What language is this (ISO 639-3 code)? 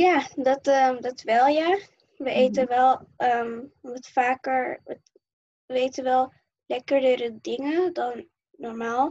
nld